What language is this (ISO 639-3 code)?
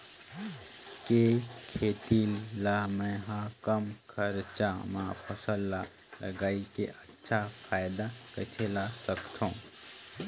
hne